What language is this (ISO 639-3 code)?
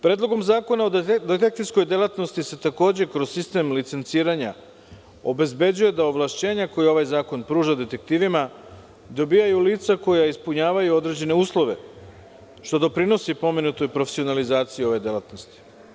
srp